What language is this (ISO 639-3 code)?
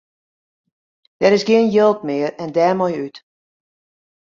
fry